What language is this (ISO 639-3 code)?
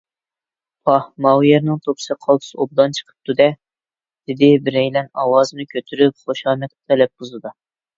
uig